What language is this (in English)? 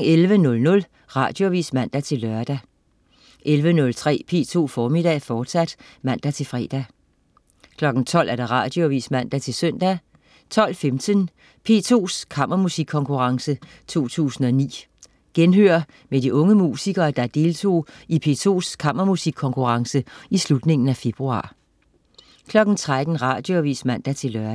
Danish